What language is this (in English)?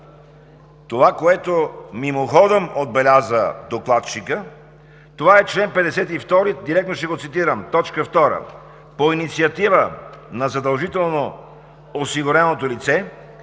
Bulgarian